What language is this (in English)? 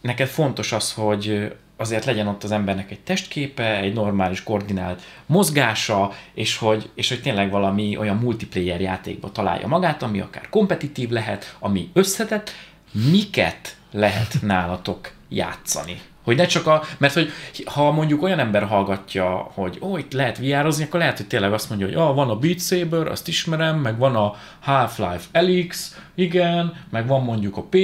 Hungarian